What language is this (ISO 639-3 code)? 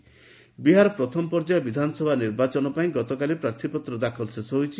ori